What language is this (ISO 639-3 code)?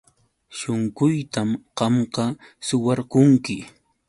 qux